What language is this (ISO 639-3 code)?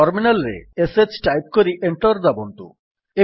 ori